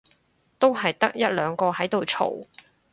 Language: Cantonese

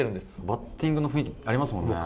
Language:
Japanese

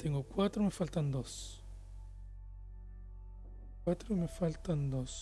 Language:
Spanish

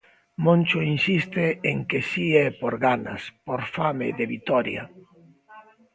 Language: Galician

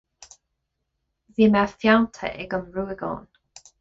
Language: Irish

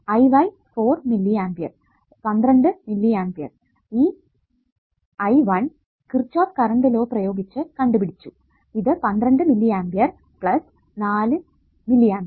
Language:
Malayalam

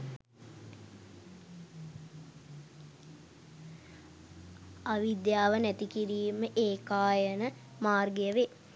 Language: Sinhala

